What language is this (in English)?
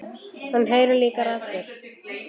Icelandic